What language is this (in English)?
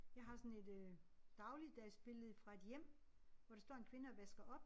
Danish